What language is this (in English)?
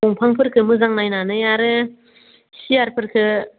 Bodo